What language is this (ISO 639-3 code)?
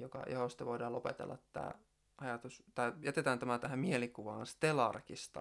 fin